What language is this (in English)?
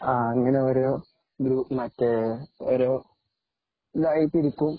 Malayalam